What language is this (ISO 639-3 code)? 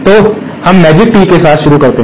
hin